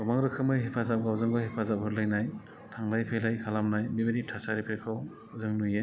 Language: Bodo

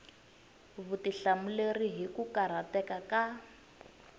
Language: Tsonga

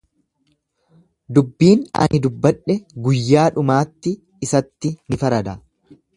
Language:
Oromo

